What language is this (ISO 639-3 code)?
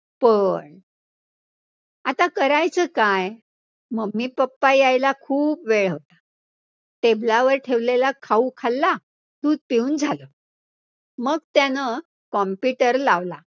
mar